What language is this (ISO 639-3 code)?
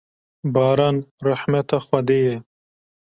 kur